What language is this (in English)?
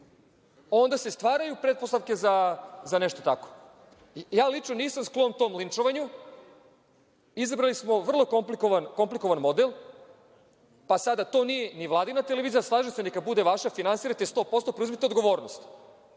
Serbian